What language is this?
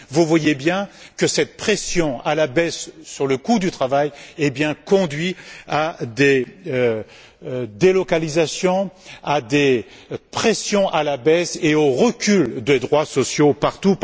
French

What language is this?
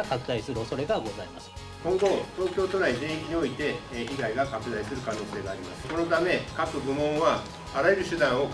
Japanese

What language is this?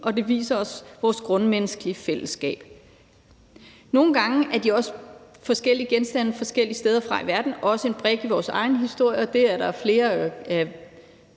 Danish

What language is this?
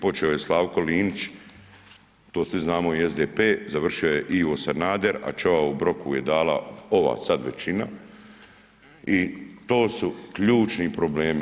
Croatian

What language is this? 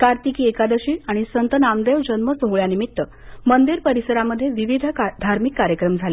Marathi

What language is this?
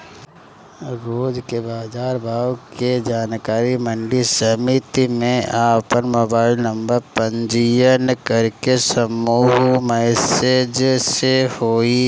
Bhojpuri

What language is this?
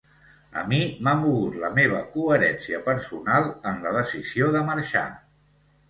Catalan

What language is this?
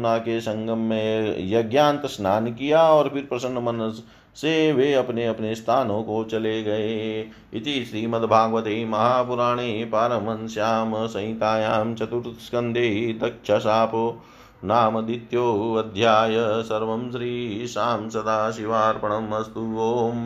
Hindi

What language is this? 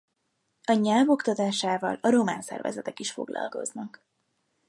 Hungarian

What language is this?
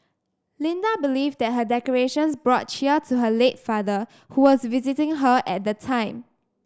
English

